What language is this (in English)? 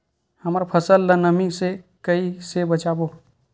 Chhattisgarhi